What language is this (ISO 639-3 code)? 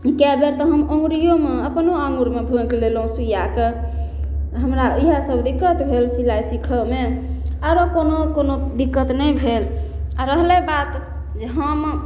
mai